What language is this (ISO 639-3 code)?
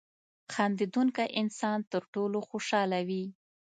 pus